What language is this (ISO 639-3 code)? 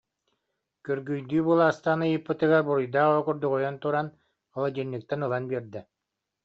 sah